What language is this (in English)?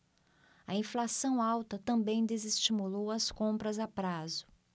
Portuguese